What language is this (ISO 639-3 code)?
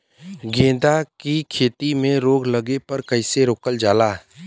bho